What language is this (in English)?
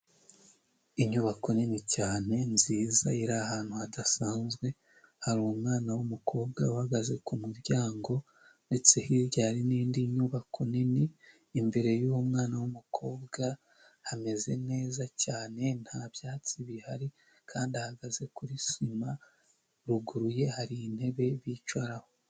Kinyarwanda